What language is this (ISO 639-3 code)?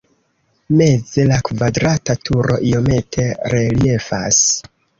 epo